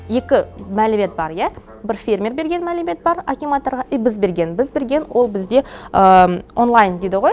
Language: Kazakh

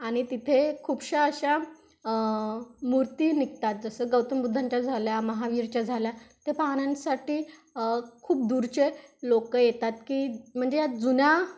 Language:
Marathi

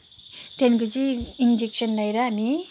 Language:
Nepali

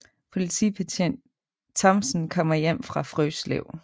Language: Danish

